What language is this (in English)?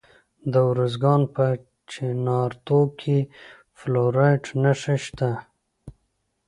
Pashto